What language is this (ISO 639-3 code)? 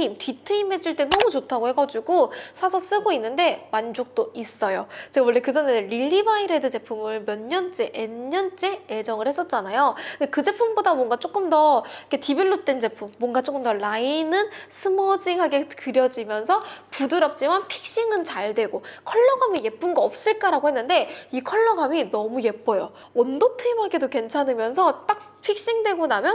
kor